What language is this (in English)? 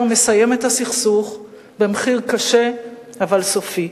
Hebrew